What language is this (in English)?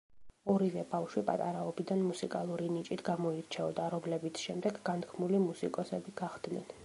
Georgian